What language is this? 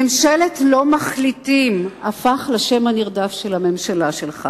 Hebrew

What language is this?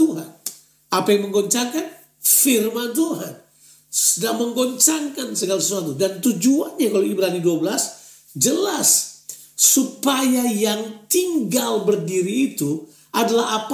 Indonesian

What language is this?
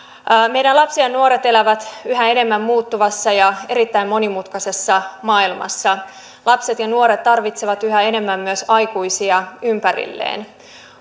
Finnish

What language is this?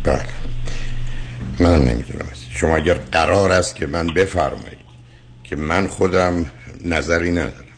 Persian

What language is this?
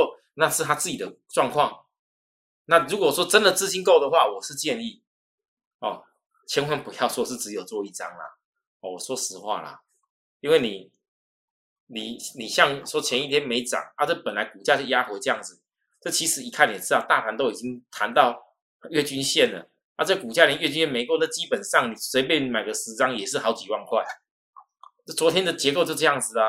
Chinese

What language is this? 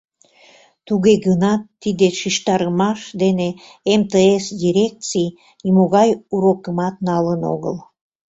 Mari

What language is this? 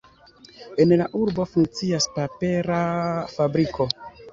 Esperanto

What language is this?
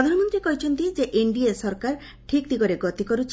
Odia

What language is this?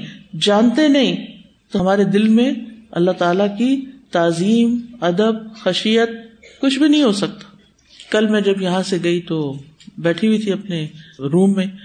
Urdu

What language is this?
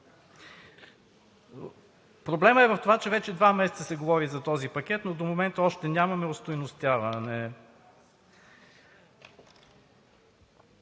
Bulgarian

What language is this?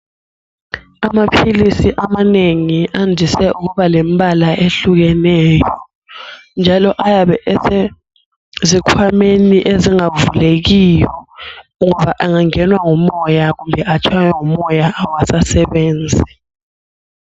North Ndebele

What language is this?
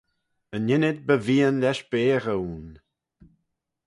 Manx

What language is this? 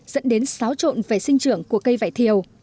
Vietnamese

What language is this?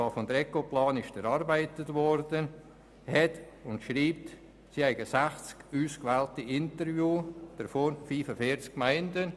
Swiss German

